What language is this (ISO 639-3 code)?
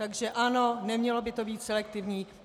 ces